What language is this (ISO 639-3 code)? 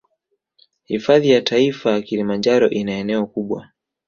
swa